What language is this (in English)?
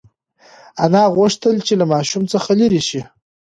Pashto